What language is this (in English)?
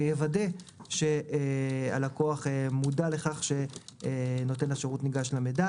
Hebrew